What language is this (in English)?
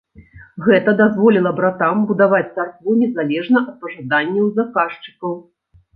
Belarusian